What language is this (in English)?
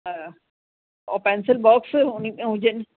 Sindhi